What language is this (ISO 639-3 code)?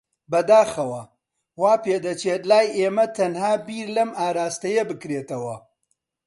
ckb